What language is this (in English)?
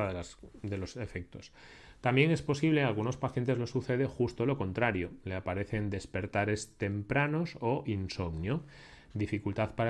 Spanish